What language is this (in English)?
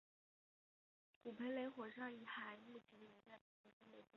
Chinese